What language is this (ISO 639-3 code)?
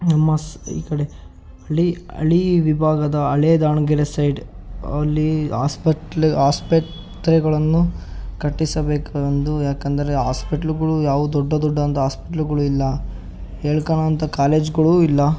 kan